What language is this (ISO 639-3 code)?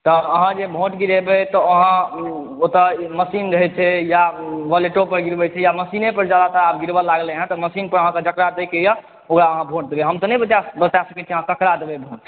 mai